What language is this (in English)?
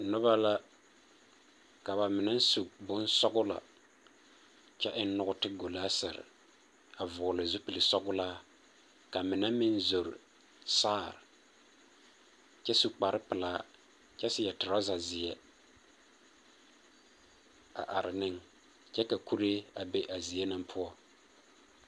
Southern Dagaare